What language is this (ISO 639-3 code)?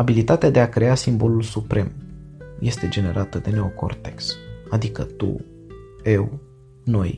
ron